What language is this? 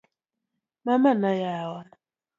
Luo (Kenya and Tanzania)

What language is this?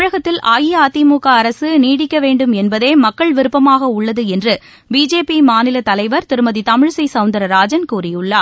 Tamil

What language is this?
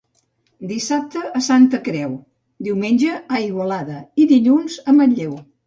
Catalan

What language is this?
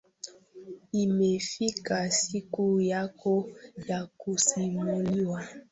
Swahili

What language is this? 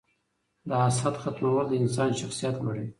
Pashto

